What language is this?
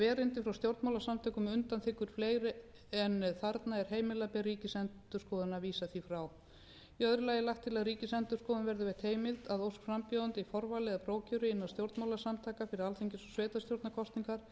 Icelandic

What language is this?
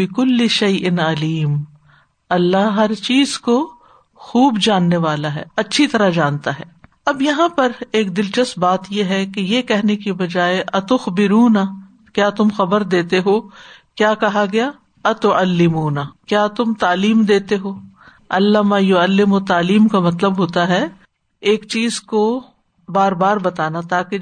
Urdu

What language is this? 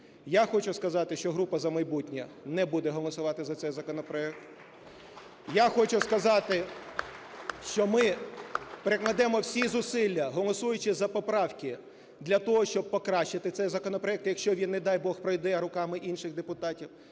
Ukrainian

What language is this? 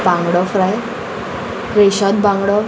Konkani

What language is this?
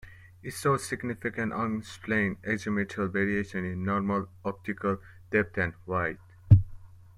English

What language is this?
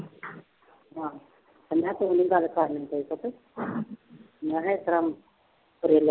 Punjabi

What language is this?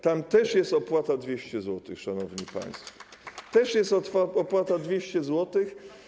Polish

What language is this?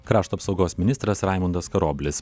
Lithuanian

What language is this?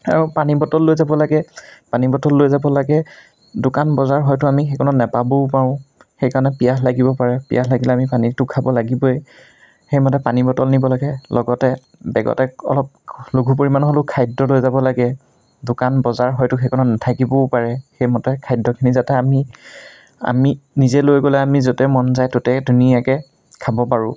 Assamese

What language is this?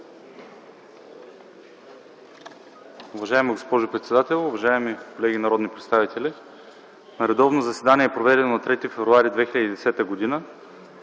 Bulgarian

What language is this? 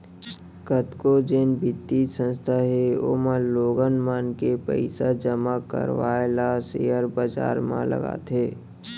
Chhattisgarhi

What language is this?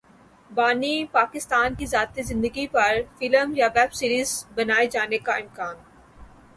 Urdu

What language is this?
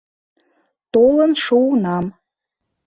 Mari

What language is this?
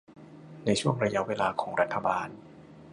Thai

